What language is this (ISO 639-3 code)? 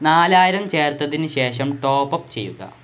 mal